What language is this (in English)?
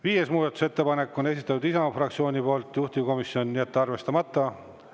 Estonian